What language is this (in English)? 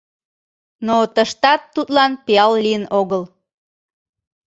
Mari